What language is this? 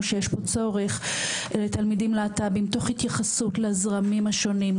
Hebrew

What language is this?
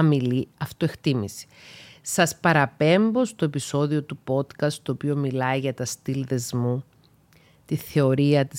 Greek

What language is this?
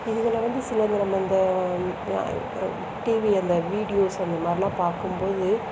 Tamil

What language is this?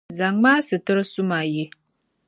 Dagbani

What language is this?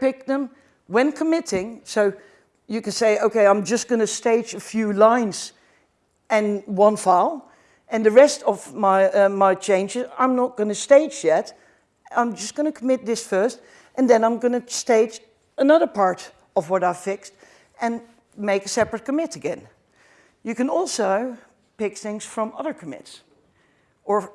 English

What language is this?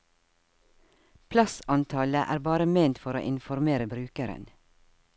Norwegian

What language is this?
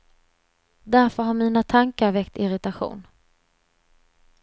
Swedish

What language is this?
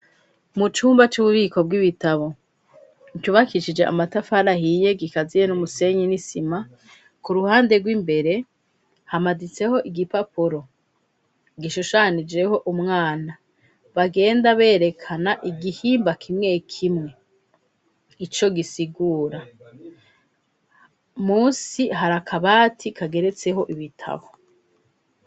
Rundi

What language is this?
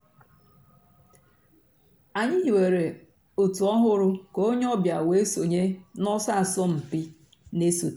Igbo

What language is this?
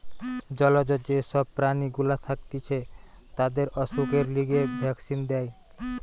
Bangla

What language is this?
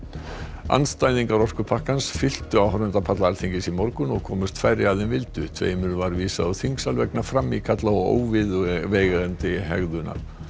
Icelandic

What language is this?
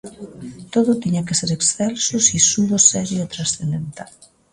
Galician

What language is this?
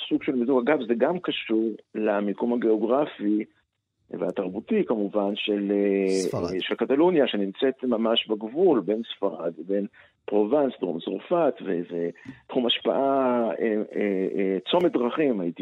Hebrew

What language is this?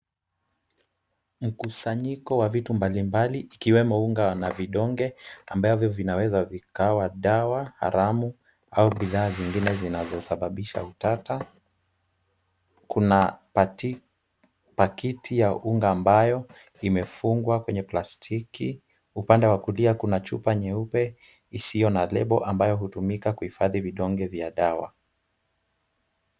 Swahili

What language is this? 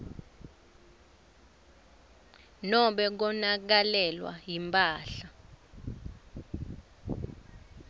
Swati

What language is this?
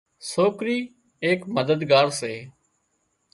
Wadiyara Koli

